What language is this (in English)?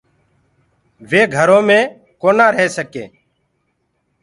Gurgula